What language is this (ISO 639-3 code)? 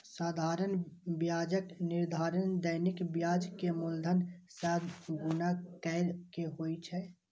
mai